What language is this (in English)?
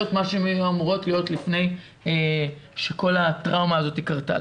Hebrew